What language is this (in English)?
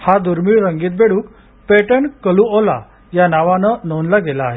Marathi